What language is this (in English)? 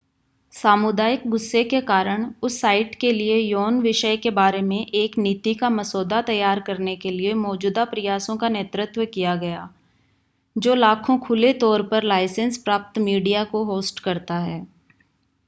Hindi